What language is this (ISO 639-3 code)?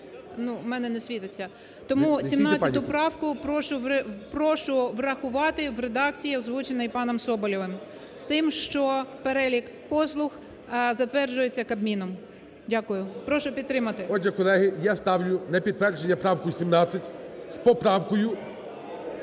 ukr